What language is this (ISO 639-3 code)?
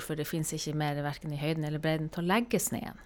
nor